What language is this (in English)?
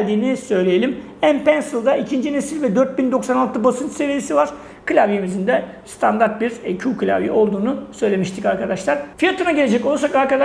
Turkish